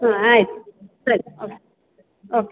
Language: Kannada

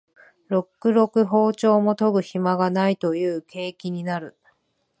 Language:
Japanese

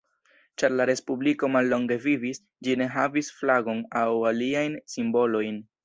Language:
Esperanto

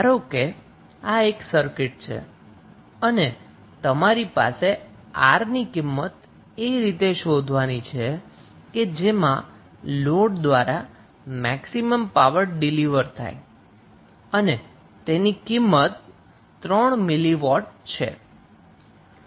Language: Gujarati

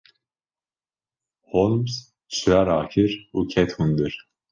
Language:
Kurdish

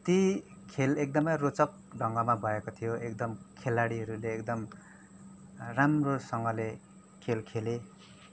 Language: Nepali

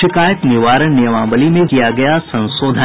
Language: Hindi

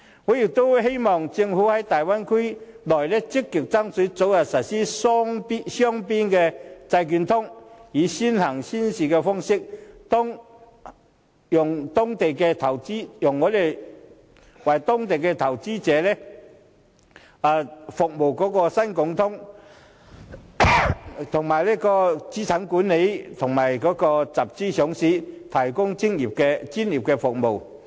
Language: Cantonese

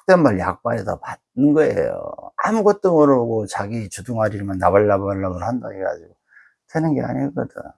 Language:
Korean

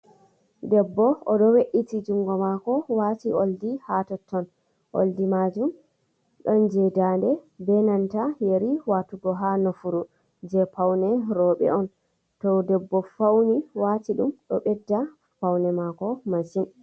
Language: Fula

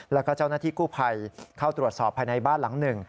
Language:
Thai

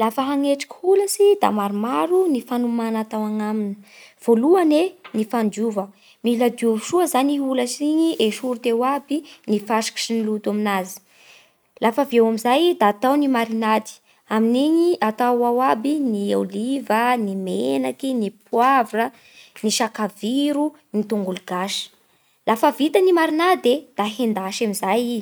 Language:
Bara Malagasy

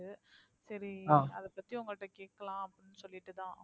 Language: Tamil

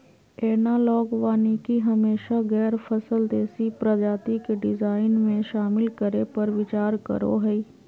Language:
Magahi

